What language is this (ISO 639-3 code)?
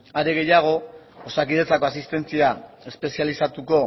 eus